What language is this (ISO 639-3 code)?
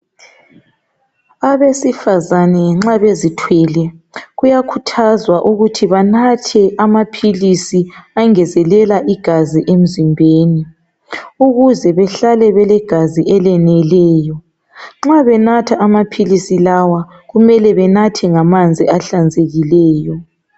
nde